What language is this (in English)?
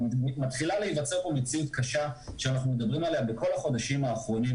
Hebrew